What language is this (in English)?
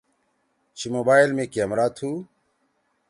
Torwali